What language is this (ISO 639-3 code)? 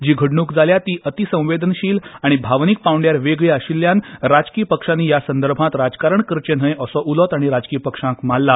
kok